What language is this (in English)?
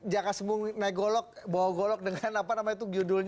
Indonesian